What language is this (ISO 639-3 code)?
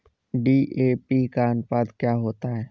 hin